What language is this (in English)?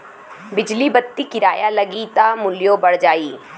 Bhojpuri